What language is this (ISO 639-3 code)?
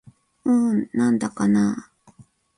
jpn